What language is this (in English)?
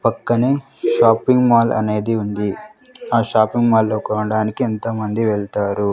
Telugu